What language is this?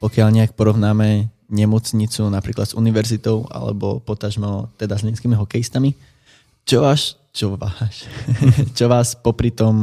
Czech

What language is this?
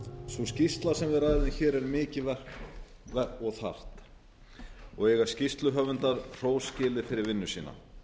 Icelandic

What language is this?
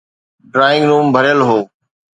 Sindhi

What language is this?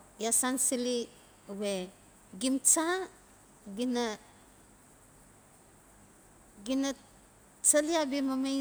Notsi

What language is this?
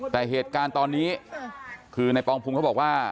Thai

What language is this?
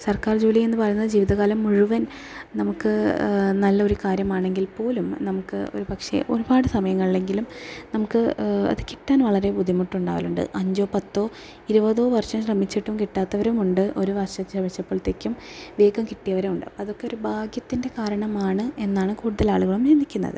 Malayalam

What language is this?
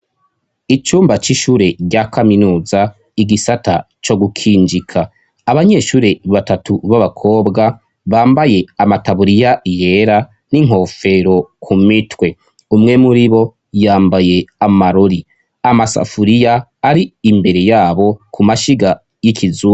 Rundi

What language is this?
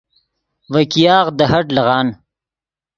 Yidgha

